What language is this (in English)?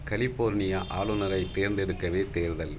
Tamil